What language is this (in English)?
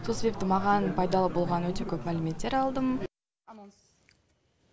Kazakh